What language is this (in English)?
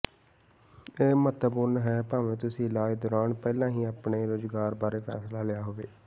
Punjabi